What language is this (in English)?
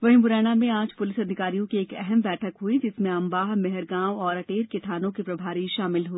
Hindi